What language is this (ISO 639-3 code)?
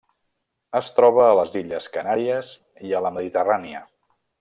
cat